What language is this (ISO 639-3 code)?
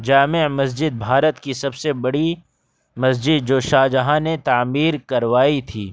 urd